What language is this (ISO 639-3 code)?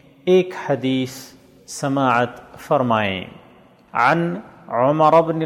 urd